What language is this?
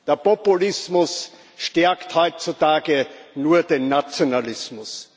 German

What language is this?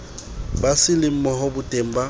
Southern Sotho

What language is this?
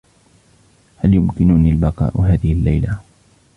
Arabic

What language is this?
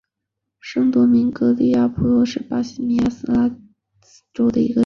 Chinese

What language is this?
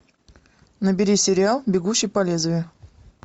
Russian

